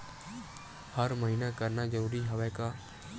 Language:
Chhattisgarhi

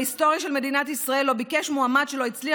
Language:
Hebrew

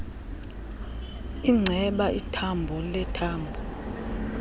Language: Xhosa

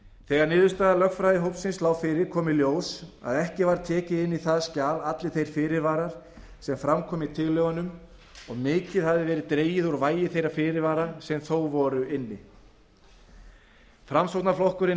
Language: Icelandic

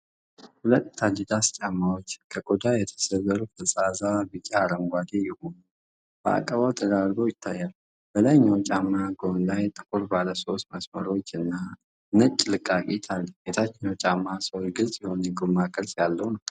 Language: Amharic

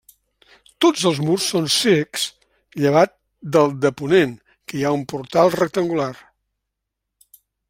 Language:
Catalan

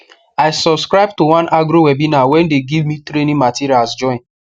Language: Nigerian Pidgin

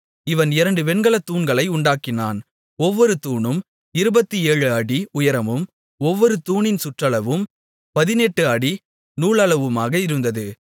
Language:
Tamil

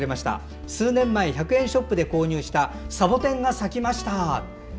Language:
Japanese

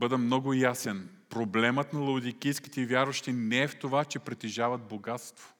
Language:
Bulgarian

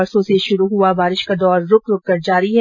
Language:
Hindi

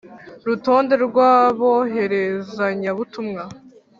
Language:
Kinyarwanda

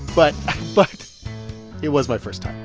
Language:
English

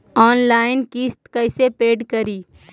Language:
Magahi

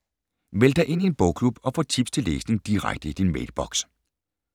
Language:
Danish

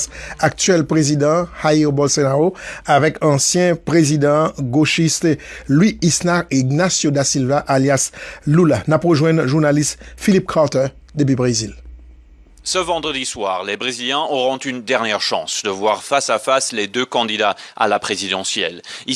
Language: French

